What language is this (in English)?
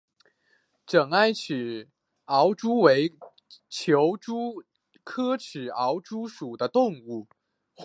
Chinese